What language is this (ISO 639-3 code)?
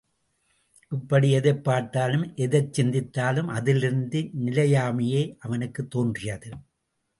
tam